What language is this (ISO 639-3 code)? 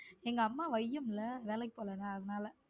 tam